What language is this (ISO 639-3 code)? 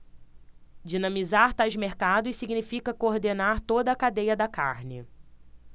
por